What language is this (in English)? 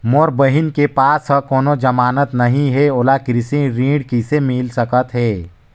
Chhattisgarhi